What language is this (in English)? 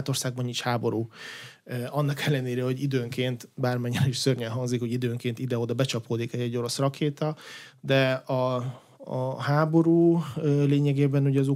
Hungarian